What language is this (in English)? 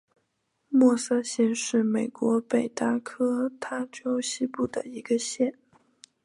Chinese